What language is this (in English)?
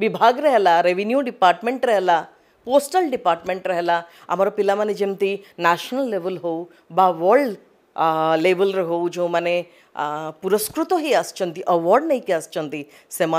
Bangla